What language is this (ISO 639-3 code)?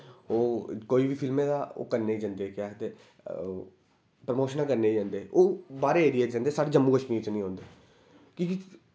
doi